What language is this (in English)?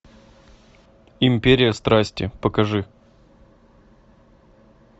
Russian